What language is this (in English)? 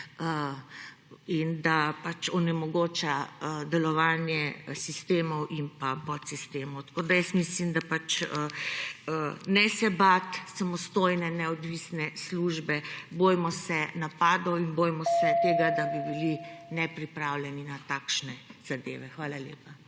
Slovenian